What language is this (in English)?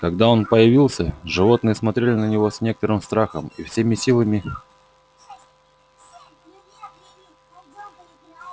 Russian